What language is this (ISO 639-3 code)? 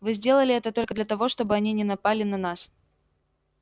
rus